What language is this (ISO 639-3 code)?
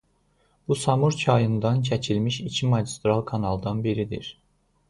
aze